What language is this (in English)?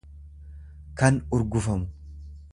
Oromo